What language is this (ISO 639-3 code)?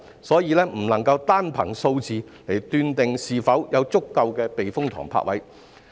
yue